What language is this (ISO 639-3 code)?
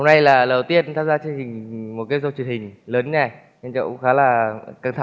vie